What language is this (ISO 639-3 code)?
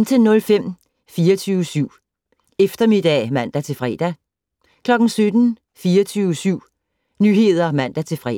dan